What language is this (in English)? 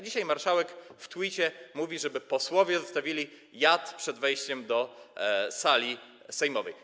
Polish